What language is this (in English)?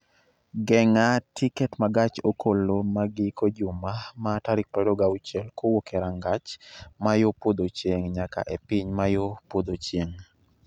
Luo (Kenya and Tanzania)